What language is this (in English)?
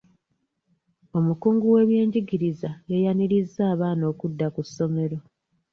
Ganda